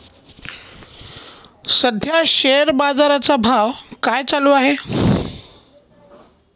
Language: Marathi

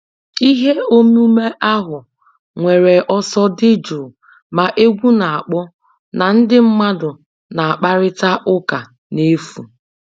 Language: Igbo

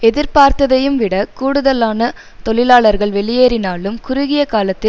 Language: Tamil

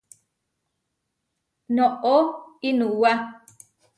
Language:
Huarijio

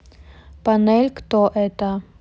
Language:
Russian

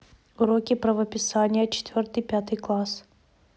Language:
Russian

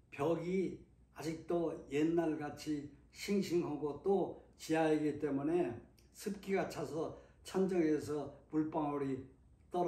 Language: Korean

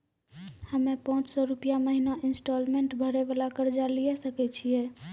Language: Maithili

